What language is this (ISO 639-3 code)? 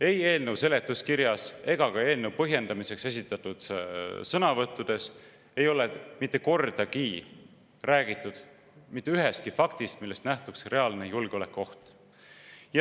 est